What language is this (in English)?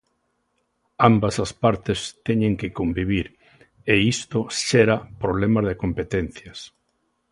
Galician